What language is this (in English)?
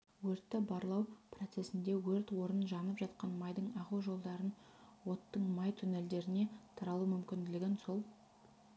Kazakh